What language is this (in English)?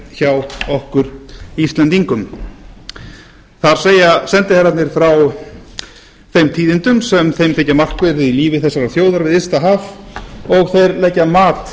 Icelandic